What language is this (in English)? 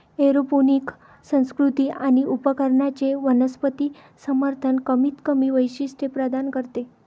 Marathi